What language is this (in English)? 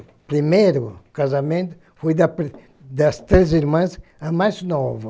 Portuguese